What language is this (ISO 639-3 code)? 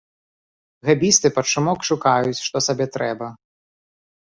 bel